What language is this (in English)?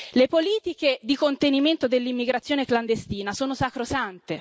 Italian